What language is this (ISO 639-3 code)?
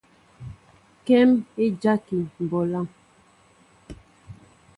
mbo